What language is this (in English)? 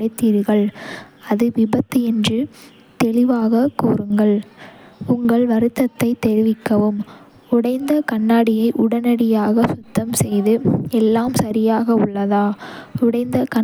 Kota (India)